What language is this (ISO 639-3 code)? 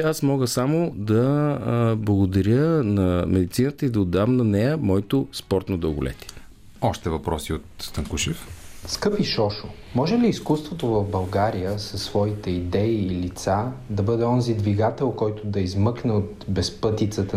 bul